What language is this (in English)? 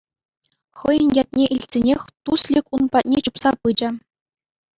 Chuvash